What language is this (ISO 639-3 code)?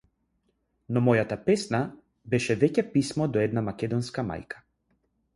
mkd